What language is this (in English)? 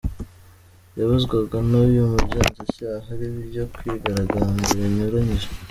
Kinyarwanda